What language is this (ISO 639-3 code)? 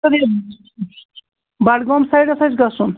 kas